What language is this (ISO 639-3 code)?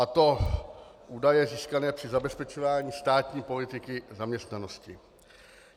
ces